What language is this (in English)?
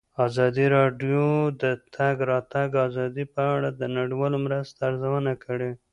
Pashto